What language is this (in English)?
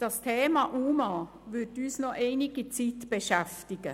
Swiss German